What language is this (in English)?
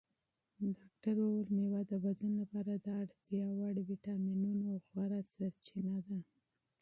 Pashto